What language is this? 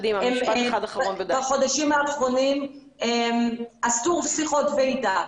Hebrew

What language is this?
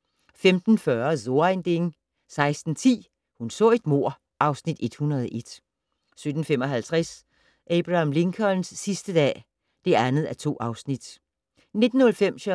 Danish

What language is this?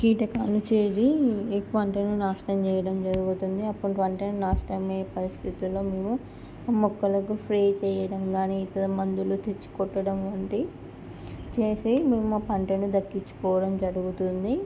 Telugu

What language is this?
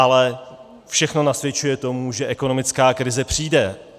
Czech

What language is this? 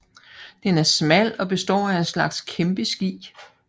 Danish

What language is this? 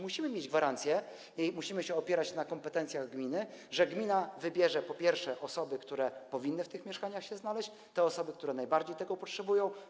Polish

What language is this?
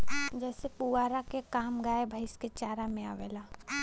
Bhojpuri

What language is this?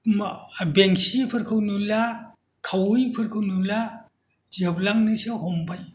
Bodo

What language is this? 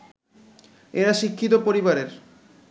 Bangla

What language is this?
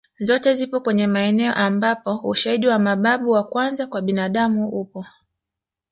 Swahili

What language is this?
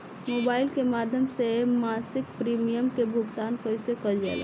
Bhojpuri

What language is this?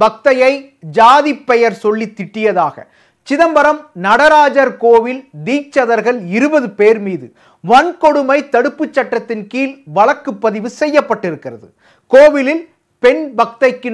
Korean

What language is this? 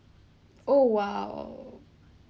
English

